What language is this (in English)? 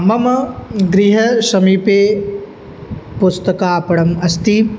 Sanskrit